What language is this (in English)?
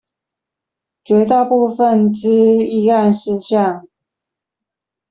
Chinese